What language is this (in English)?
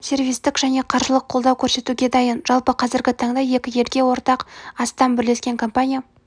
Kazakh